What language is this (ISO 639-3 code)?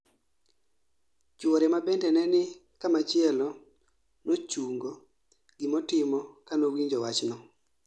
luo